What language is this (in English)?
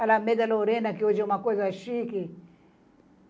Portuguese